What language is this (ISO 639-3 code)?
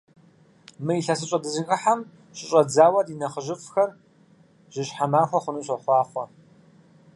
kbd